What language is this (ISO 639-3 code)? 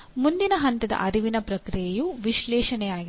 kan